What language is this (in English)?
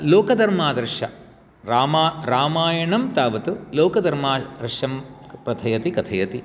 Sanskrit